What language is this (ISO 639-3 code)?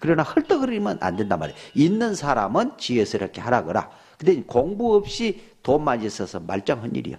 kor